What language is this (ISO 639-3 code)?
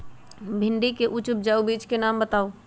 mag